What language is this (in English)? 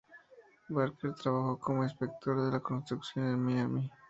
Spanish